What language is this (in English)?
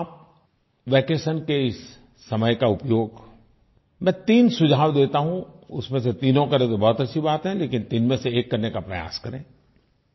Hindi